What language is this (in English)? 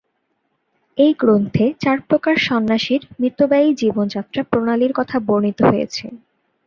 Bangla